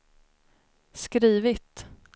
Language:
Swedish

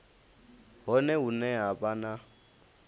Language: Venda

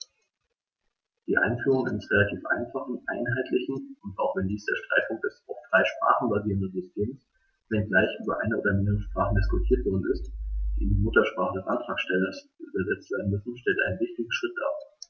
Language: German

